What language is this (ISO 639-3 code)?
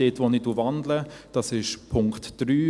gsw